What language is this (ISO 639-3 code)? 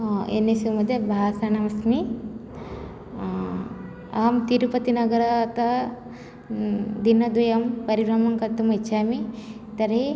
san